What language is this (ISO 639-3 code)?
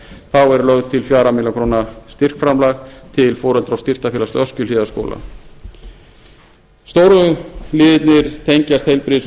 isl